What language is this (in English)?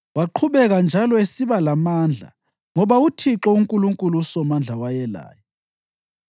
North Ndebele